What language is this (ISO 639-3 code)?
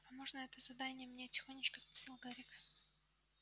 rus